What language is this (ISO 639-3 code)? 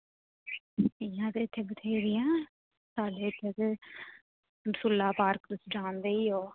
doi